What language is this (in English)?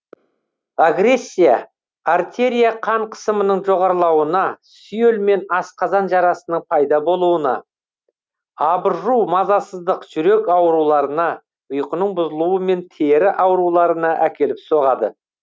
Kazakh